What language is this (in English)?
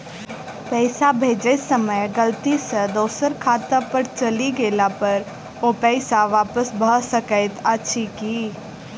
Maithili